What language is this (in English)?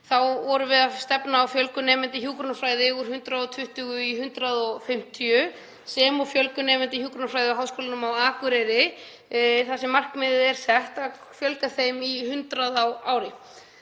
Icelandic